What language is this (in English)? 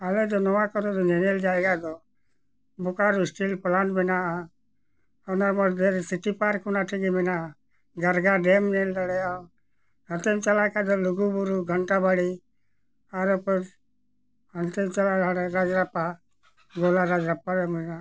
Santali